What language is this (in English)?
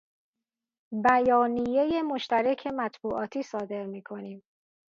Persian